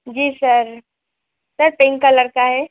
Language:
Hindi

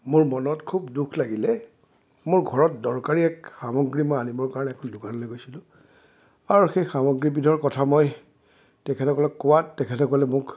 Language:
Assamese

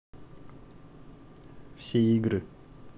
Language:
Russian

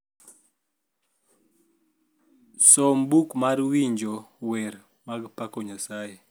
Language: Luo (Kenya and Tanzania)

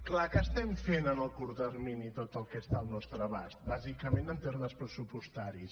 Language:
Catalan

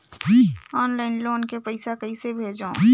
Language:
Chhattisgarhi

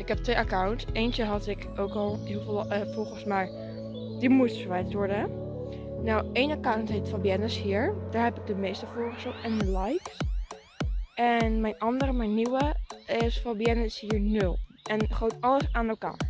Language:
Dutch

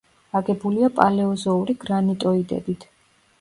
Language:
Georgian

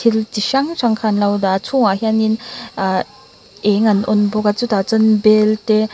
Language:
Mizo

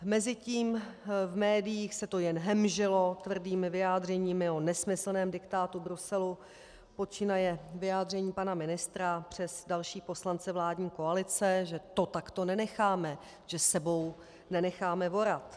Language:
Czech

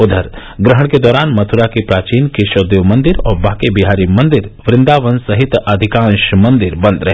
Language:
Hindi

